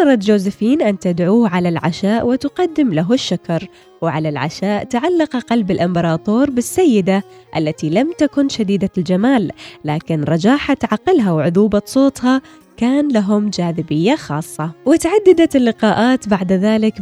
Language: Arabic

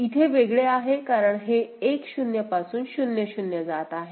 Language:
Marathi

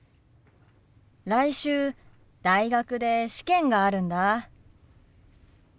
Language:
Japanese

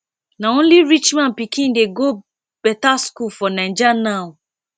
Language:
Nigerian Pidgin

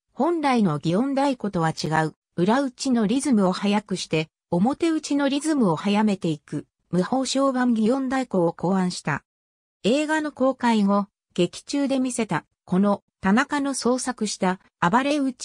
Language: Japanese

